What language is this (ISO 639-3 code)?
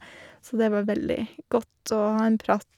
nor